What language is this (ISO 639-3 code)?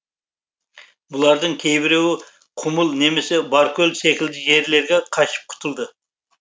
kaz